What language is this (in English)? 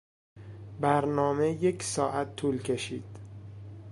Persian